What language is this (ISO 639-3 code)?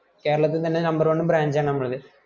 mal